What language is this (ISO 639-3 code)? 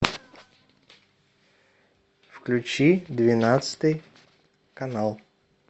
rus